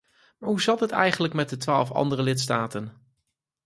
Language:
Dutch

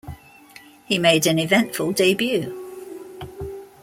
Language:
English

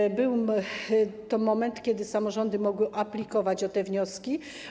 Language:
Polish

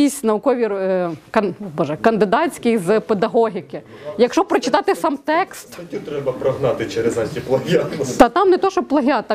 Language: Ukrainian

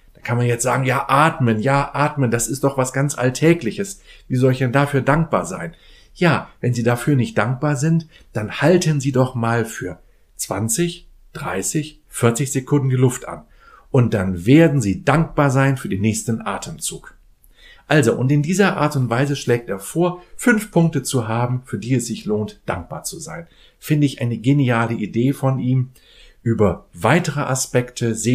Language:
German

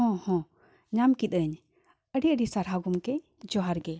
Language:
Santali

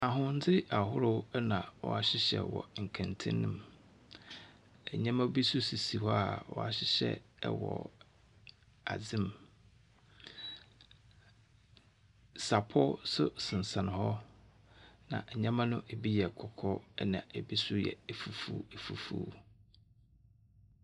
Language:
Akan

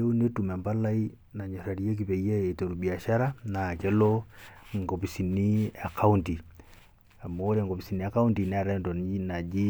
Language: Masai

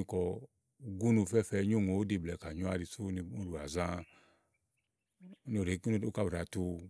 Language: Igo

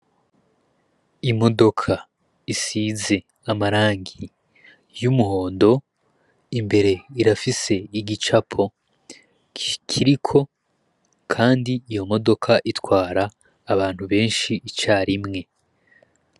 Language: Rundi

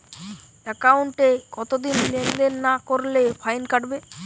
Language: Bangla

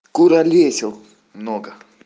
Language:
Russian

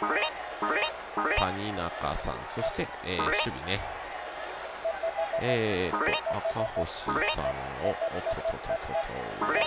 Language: Japanese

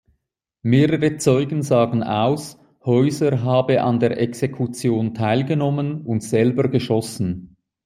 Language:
German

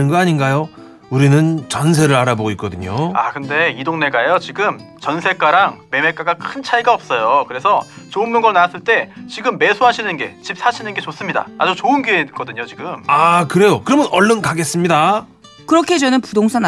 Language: Korean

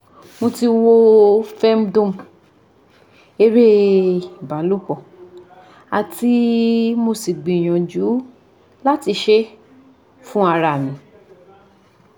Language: Yoruba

